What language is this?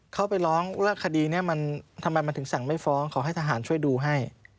Thai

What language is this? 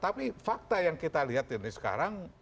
Indonesian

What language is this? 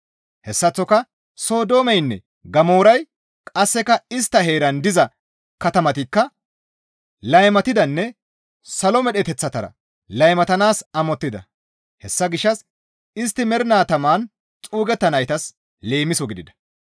Gamo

